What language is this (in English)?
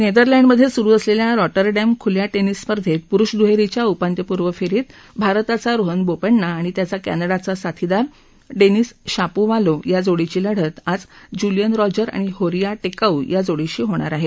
Marathi